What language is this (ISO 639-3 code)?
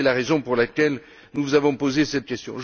fra